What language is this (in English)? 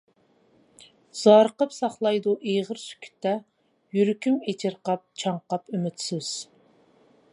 Uyghur